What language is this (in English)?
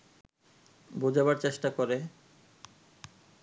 Bangla